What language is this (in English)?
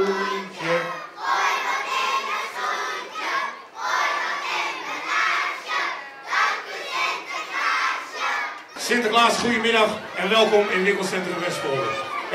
Dutch